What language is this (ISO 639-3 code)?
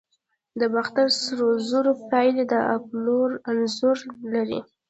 pus